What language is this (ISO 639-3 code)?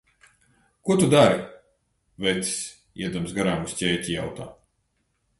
lav